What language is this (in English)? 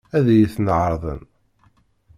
Kabyle